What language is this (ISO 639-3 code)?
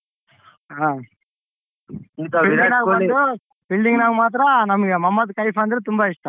kan